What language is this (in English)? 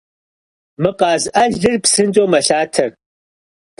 Kabardian